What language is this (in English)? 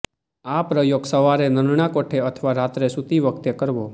Gujarati